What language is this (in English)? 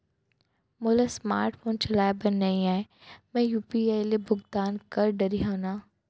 Chhattisgarhi